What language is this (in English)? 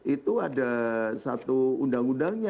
Indonesian